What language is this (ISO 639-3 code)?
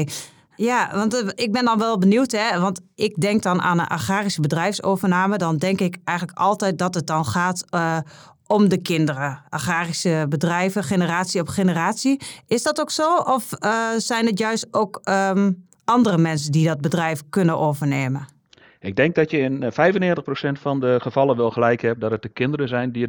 nld